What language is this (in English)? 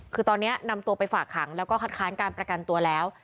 Thai